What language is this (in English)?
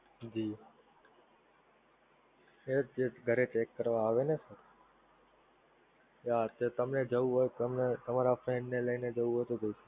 Gujarati